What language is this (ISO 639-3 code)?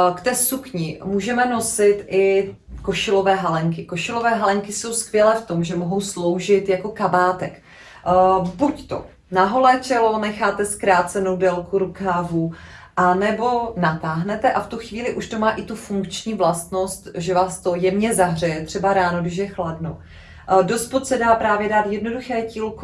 ces